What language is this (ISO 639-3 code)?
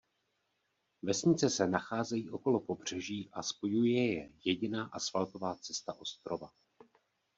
ces